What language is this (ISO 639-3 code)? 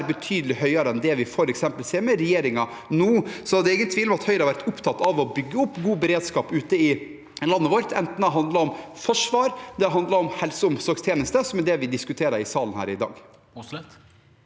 nor